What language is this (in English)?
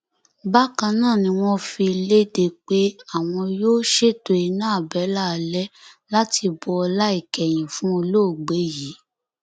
Yoruba